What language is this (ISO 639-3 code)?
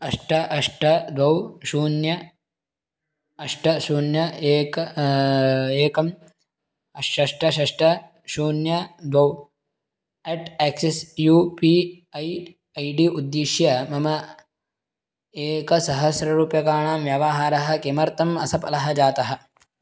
san